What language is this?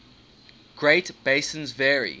English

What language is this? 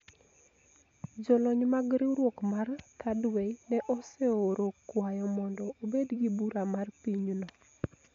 Luo (Kenya and Tanzania)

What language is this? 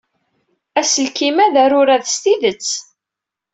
Kabyle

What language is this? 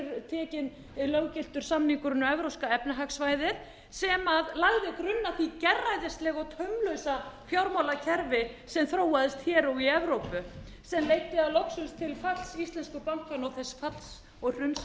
Icelandic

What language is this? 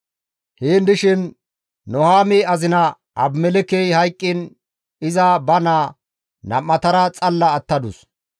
Gamo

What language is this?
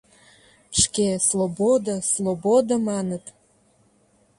Mari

